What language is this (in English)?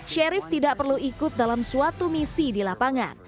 Indonesian